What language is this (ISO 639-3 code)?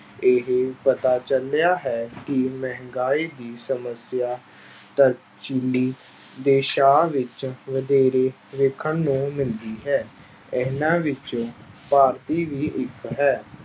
pan